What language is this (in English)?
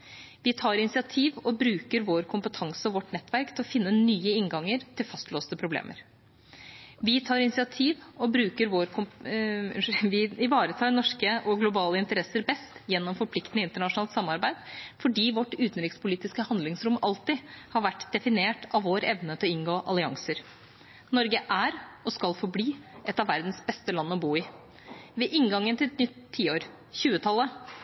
Norwegian Bokmål